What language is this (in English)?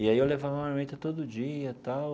Portuguese